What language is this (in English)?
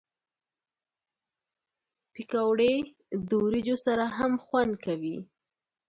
Pashto